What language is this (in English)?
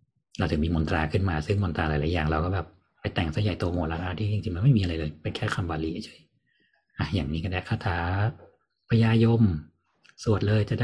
Thai